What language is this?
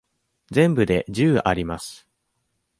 Japanese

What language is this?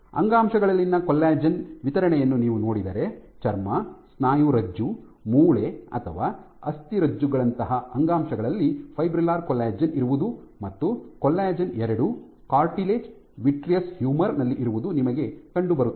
Kannada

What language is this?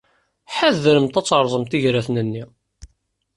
Kabyle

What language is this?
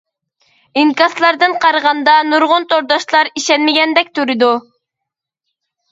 Uyghur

